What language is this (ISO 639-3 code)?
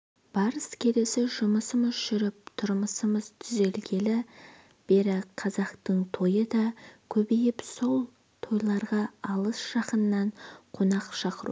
kaz